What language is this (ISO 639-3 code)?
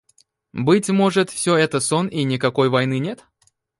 rus